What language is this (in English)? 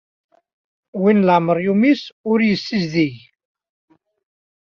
Kabyle